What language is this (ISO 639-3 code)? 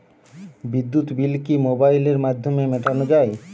ben